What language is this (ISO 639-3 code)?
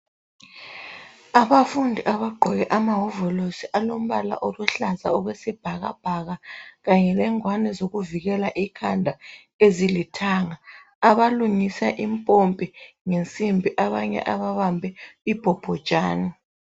nde